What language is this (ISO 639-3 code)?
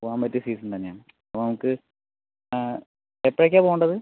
mal